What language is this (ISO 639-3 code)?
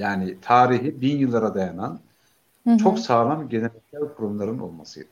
tur